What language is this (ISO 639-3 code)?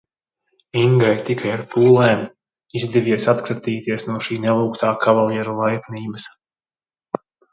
lav